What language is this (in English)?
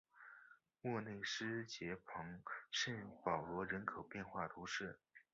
Chinese